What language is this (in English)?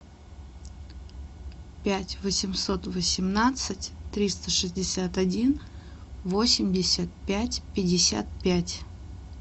Russian